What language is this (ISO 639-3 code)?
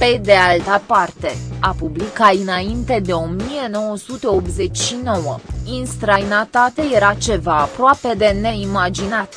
ron